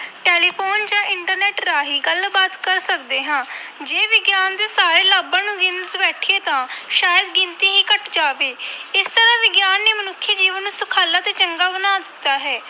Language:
Punjabi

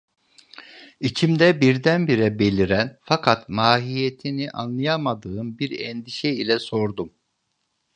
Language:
Turkish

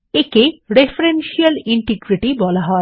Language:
Bangla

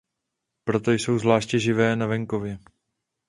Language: Czech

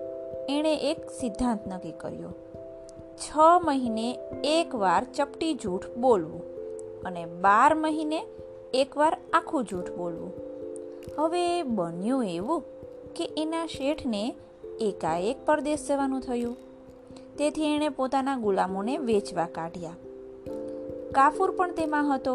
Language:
Gujarati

